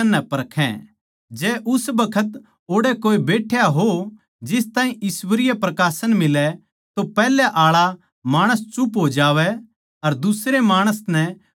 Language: Haryanvi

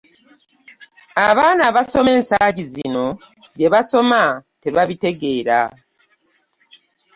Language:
Ganda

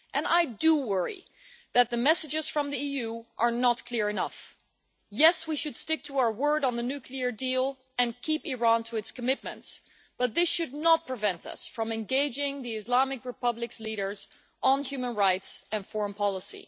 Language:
English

